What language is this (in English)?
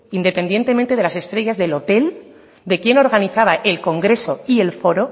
Spanish